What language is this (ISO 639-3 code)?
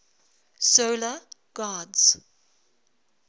eng